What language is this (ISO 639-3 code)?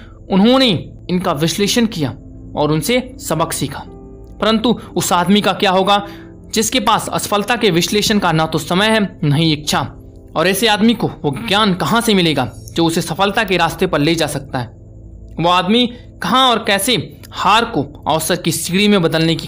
hin